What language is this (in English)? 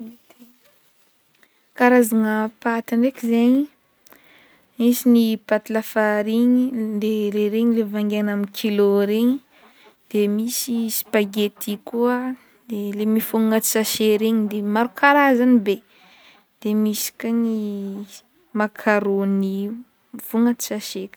Northern Betsimisaraka Malagasy